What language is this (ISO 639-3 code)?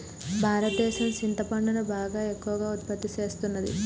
tel